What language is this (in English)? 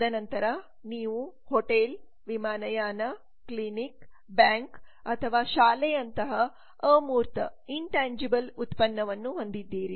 Kannada